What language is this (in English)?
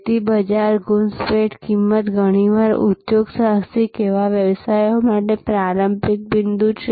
Gujarati